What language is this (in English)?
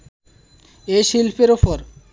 Bangla